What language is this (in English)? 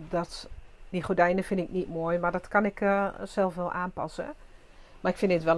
Dutch